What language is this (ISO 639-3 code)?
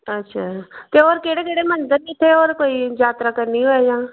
doi